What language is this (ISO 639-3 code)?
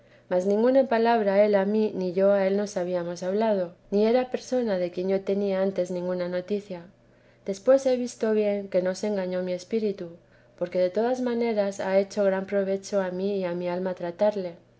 spa